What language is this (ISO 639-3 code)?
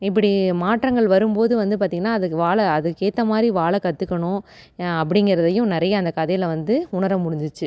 tam